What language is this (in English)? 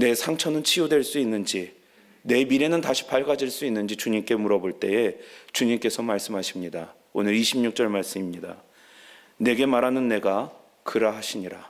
Korean